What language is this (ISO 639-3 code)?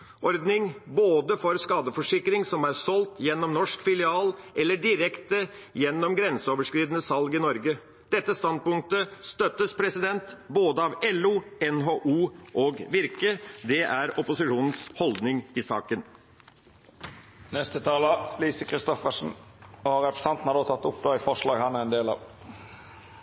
nor